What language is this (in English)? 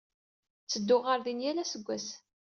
Kabyle